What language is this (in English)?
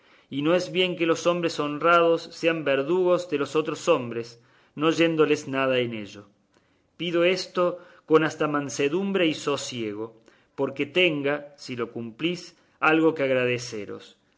Spanish